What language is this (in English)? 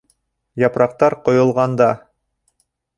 Bashkir